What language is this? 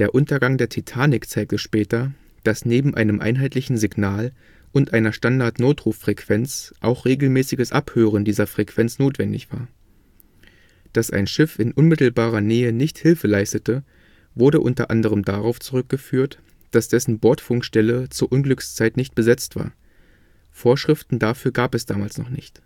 German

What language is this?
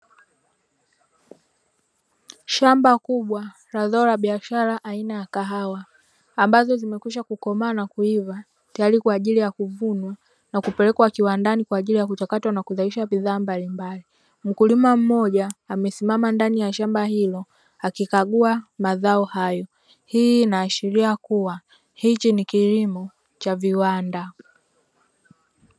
Swahili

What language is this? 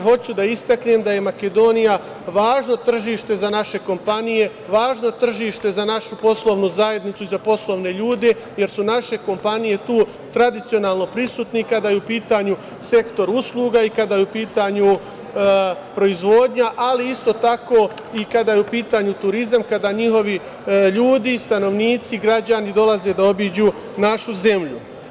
Serbian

